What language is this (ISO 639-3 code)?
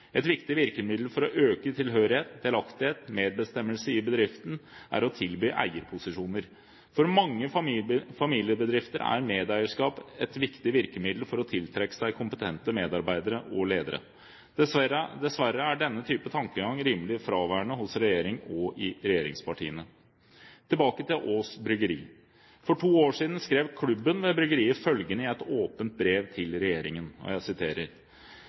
nob